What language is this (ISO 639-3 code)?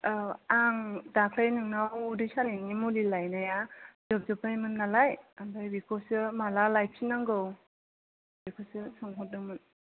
brx